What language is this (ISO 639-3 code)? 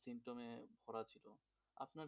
ben